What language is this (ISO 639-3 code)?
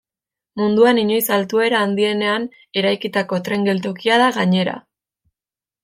eus